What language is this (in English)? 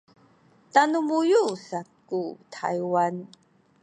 Sakizaya